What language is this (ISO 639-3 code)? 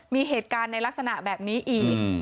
tha